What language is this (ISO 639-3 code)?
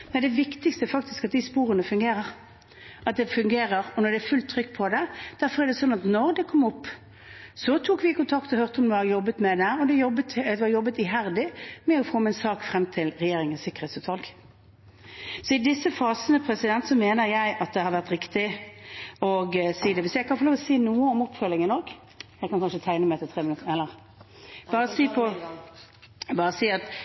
nor